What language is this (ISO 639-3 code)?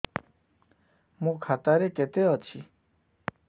ori